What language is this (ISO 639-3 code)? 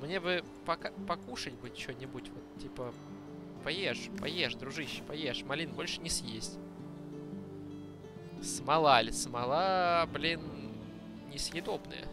rus